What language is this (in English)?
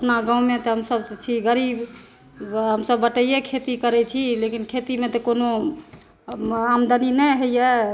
Maithili